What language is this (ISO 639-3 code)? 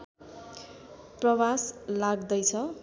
nep